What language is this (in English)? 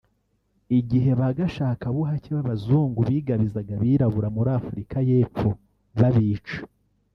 Kinyarwanda